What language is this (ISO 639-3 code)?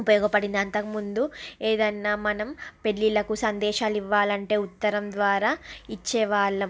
tel